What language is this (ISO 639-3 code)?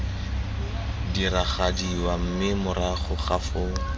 tsn